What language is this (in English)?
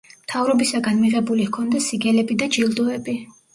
Georgian